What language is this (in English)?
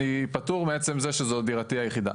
Hebrew